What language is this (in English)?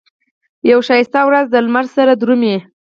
Pashto